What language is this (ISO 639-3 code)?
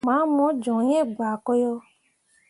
mua